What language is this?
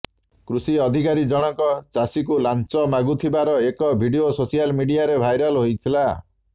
Odia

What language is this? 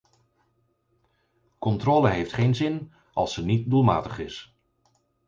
Dutch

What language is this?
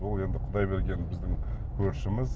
Kazakh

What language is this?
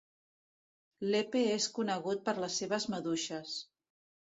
Catalan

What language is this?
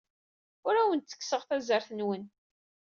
Kabyle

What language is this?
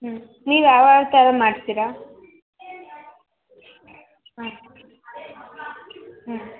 Kannada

